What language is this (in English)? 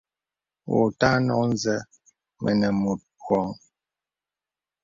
Bebele